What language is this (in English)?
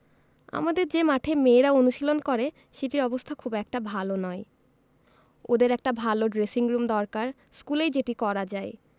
Bangla